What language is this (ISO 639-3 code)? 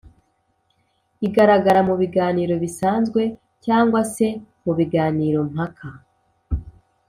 kin